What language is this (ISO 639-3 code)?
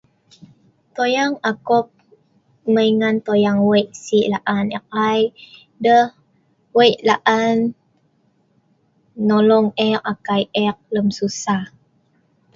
snv